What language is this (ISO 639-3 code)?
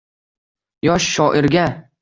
uzb